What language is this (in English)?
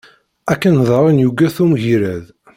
Kabyle